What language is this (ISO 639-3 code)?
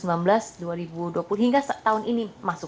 ind